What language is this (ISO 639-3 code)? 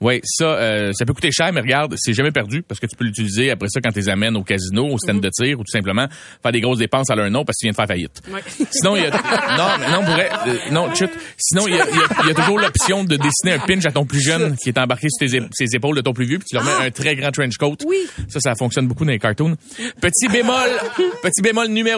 fra